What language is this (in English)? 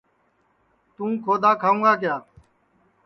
Sansi